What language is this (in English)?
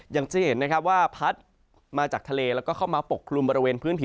Thai